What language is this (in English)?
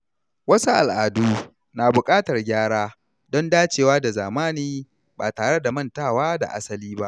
Hausa